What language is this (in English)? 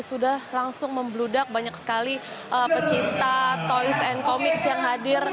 Indonesian